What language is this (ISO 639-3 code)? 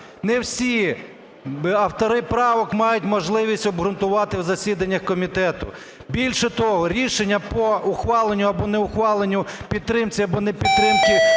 ukr